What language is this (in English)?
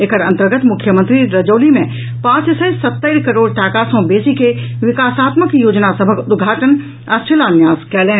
Maithili